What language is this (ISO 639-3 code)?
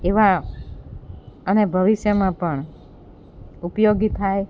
guj